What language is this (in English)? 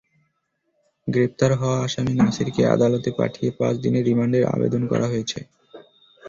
Bangla